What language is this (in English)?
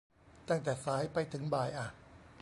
Thai